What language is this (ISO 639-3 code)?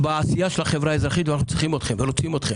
heb